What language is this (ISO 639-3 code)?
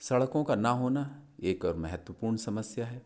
hin